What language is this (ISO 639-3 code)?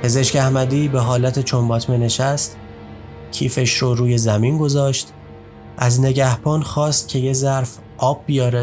fas